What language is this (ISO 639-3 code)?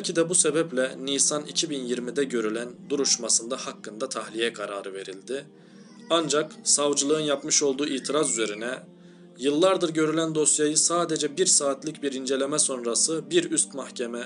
tur